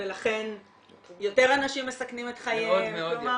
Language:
Hebrew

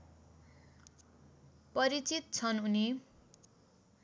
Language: Nepali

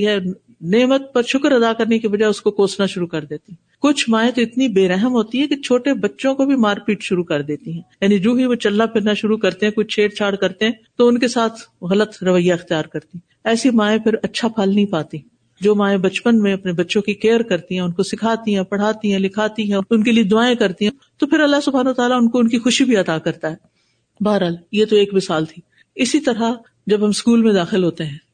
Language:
Urdu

